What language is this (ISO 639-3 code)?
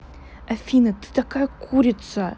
rus